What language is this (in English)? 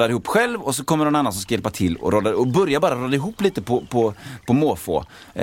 Swedish